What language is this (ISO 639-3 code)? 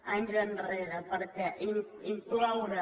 cat